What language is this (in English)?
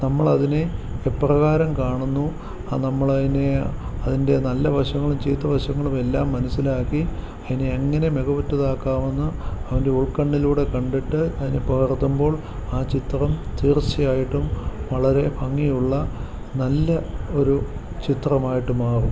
Malayalam